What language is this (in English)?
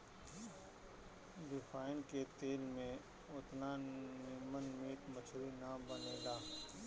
Bhojpuri